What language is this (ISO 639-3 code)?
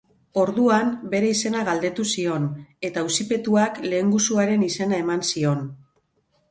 eus